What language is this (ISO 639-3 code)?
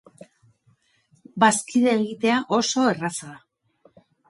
eus